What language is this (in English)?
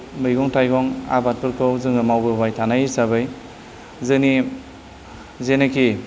Bodo